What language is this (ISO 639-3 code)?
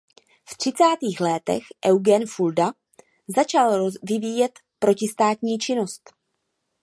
ces